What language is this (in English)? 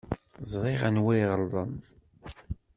Kabyle